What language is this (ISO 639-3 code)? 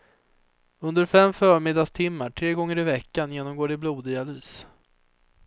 swe